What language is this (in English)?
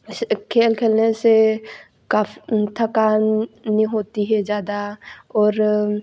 Hindi